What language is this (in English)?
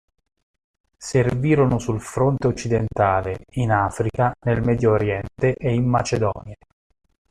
Italian